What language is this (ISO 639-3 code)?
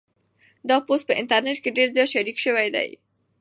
pus